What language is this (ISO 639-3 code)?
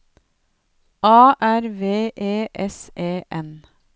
nor